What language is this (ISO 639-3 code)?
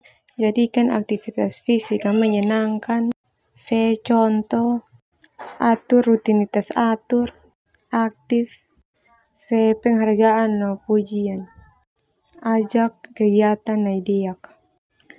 twu